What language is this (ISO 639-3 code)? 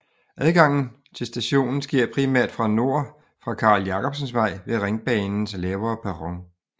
dan